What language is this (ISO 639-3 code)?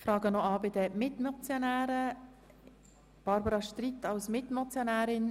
gsw